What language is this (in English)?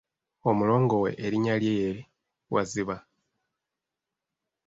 Ganda